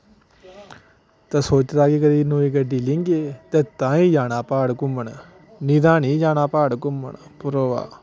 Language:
Dogri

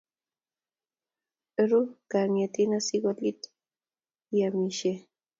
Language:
Kalenjin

